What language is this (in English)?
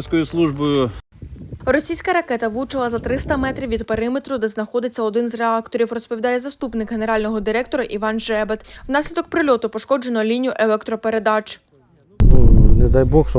Ukrainian